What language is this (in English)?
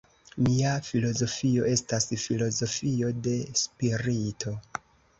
Esperanto